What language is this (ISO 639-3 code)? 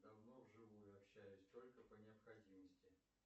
rus